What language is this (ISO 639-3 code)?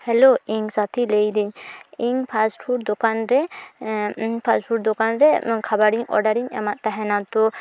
sat